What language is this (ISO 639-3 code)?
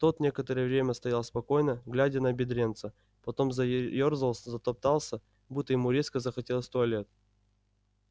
rus